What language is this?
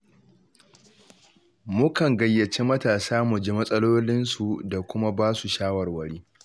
Hausa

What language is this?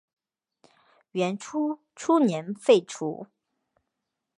Chinese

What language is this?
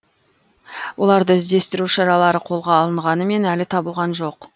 Kazakh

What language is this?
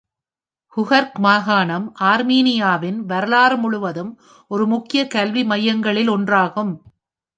Tamil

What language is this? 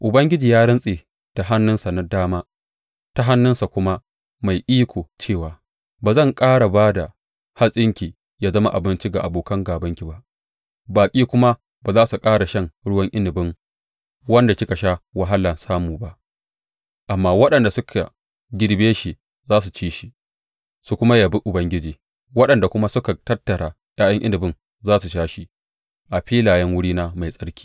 Hausa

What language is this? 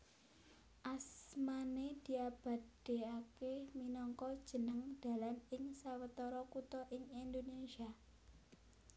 Javanese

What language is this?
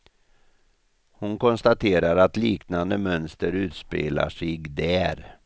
Swedish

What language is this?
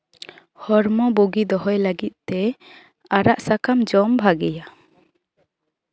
Santali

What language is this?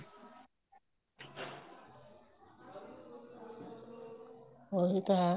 Punjabi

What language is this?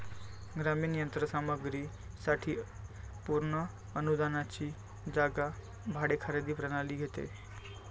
Marathi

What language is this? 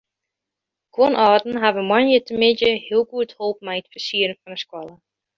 Western Frisian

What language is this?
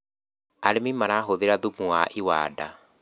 Kikuyu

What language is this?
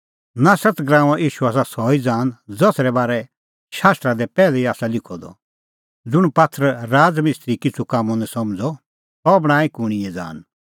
Kullu Pahari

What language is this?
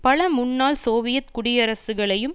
Tamil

